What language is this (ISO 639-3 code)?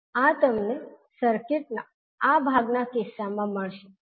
guj